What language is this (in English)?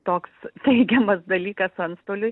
Lithuanian